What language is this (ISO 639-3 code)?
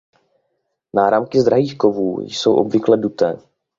ces